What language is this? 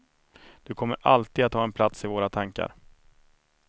Swedish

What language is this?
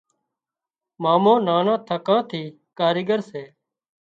Wadiyara Koli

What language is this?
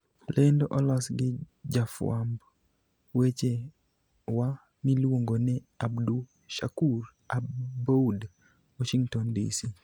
Luo (Kenya and Tanzania)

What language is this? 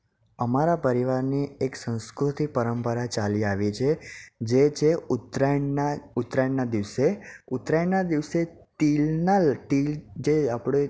Gujarati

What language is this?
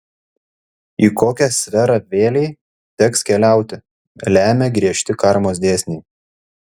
Lithuanian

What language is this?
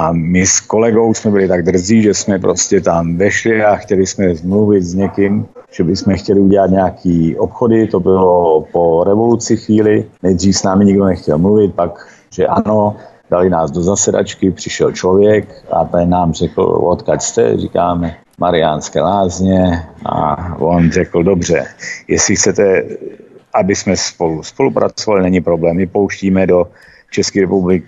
Czech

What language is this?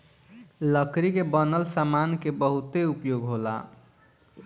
Bhojpuri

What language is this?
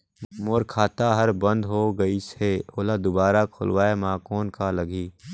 Chhattisgarhi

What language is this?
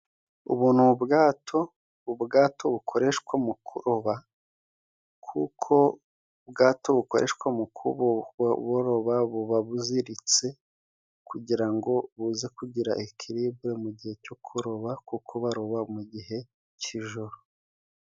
Kinyarwanda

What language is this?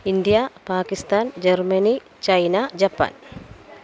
Malayalam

